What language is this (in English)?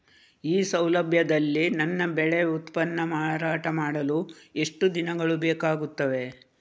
Kannada